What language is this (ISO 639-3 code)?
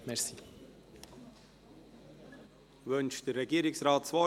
gsw